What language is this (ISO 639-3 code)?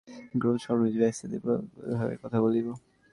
ben